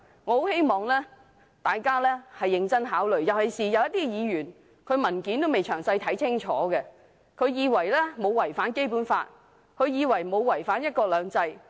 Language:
Cantonese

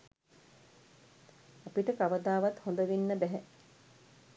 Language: Sinhala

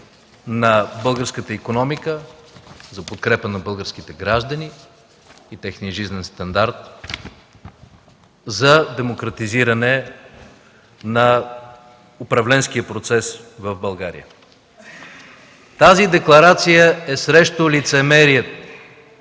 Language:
Bulgarian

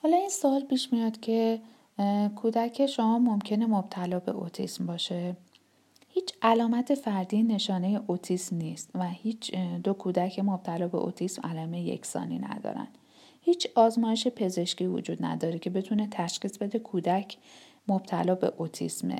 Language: Persian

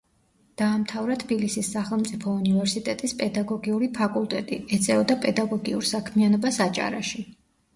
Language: Georgian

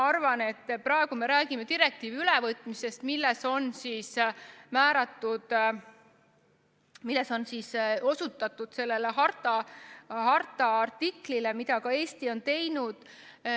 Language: Estonian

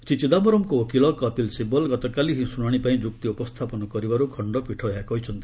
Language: Odia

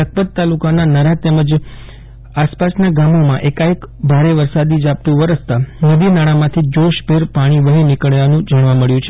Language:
Gujarati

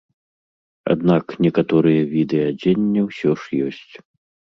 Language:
Belarusian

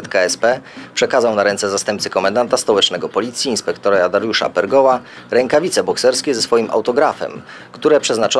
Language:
Polish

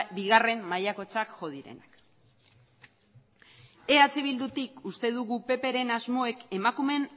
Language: Basque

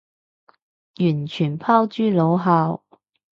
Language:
Cantonese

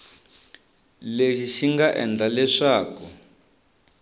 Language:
Tsonga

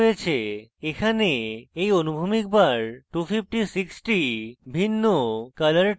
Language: Bangla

